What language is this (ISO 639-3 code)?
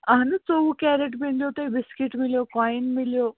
kas